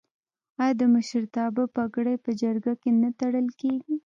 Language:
Pashto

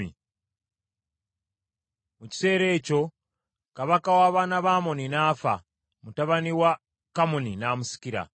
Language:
Ganda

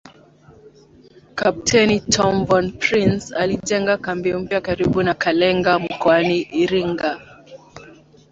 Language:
Swahili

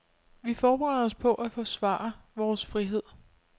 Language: Danish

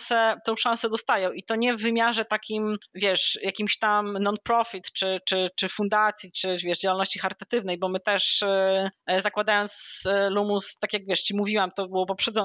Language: Polish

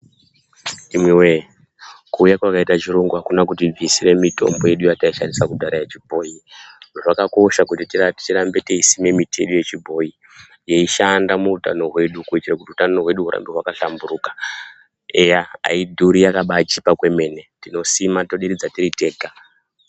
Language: Ndau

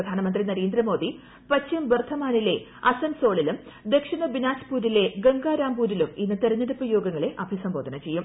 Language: Malayalam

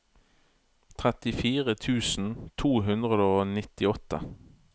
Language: Norwegian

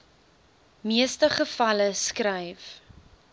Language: Afrikaans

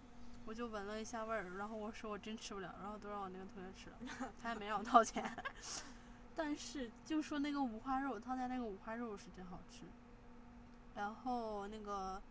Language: Chinese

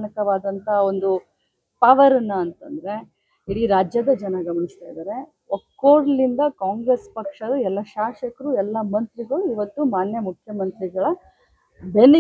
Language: Kannada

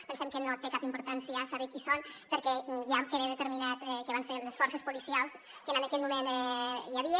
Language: Catalan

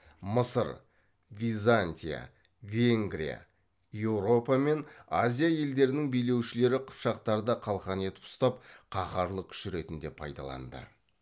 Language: Kazakh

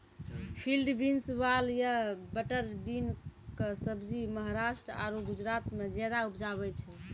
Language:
Maithili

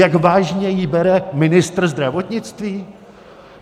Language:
Czech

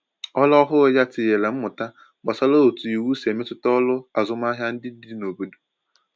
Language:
Igbo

